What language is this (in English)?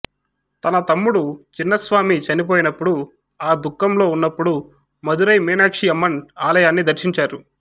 Telugu